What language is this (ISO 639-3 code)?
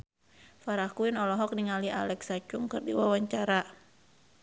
sun